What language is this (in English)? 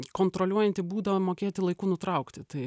Lithuanian